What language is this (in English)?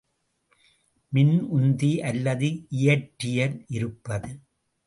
Tamil